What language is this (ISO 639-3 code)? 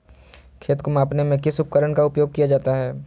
mag